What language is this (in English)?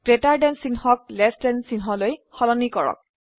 Assamese